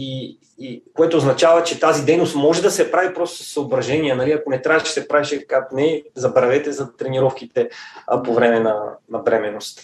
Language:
Bulgarian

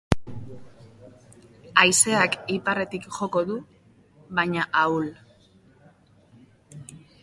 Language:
Basque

